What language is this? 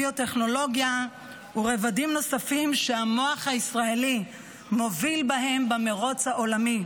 Hebrew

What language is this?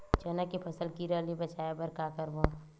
Chhattisgarhi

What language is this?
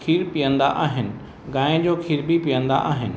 Sindhi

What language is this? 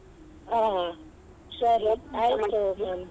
Kannada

